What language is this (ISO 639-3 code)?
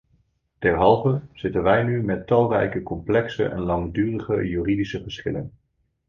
nld